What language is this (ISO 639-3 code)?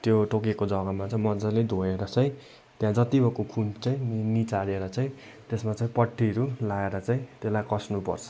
nep